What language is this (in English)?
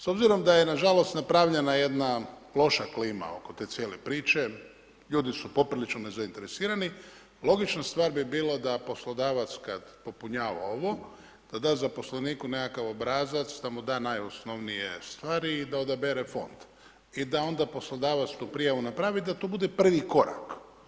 Croatian